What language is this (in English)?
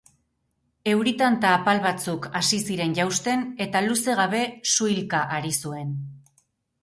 Basque